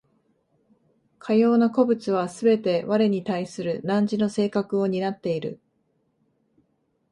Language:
Japanese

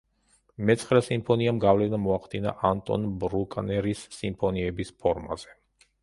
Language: Georgian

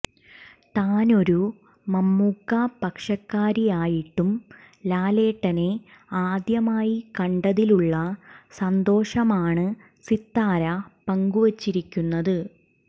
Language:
Malayalam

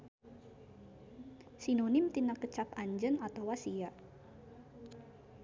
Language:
Sundanese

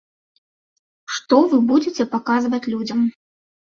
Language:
Belarusian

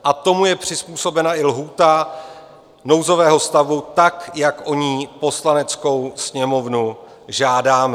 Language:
Czech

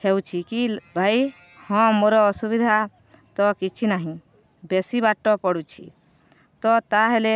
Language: Odia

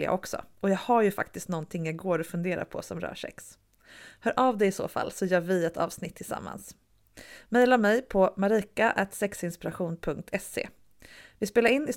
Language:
Swedish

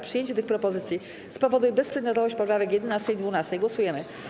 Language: Polish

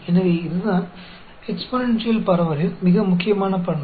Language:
Tamil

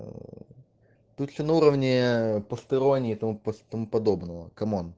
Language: Russian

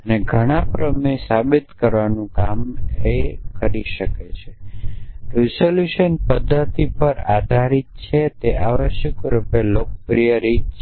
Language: Gujarati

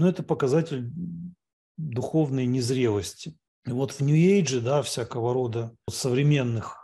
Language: Russian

